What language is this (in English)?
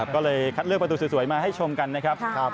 Thai